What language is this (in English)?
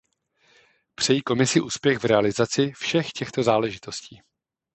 Czech